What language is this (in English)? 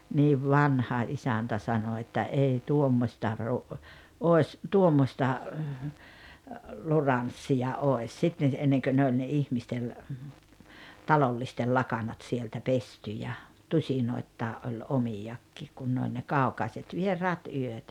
Finnish